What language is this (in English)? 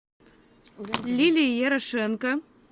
Russian